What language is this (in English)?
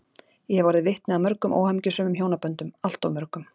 Icelandic